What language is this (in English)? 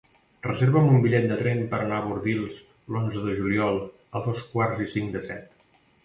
Catalan